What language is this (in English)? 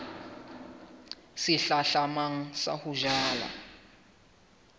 Southern Sotho